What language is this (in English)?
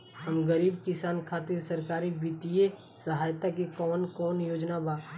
Bhojpuri